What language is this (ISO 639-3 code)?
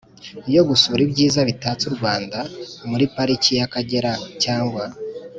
kin